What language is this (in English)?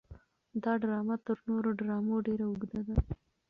Pashto